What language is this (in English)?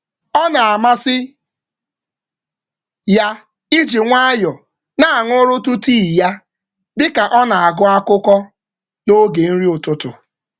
Igbo